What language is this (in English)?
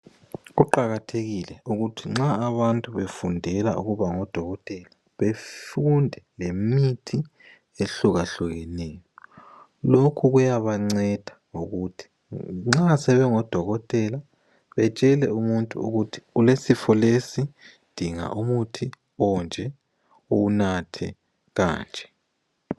North Ndebele